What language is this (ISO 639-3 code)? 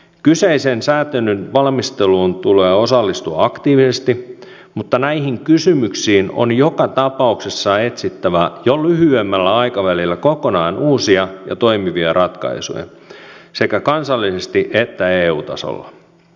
fin